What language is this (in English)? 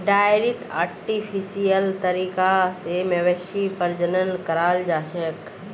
Magahi